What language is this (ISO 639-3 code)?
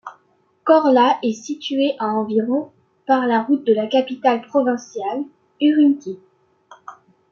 fra